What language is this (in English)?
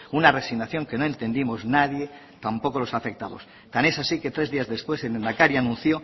Spanish